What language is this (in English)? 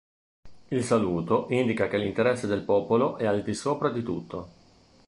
Italian